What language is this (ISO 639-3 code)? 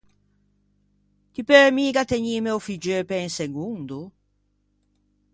lij